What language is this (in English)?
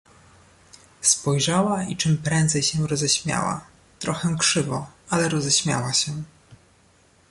Polish